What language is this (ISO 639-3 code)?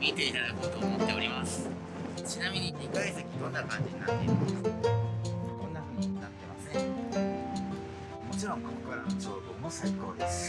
jpn